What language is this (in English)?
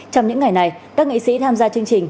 Vietnamese